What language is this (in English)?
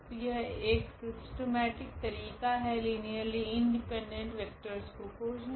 Hindi